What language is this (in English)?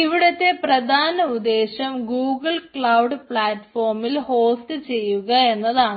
Malayalam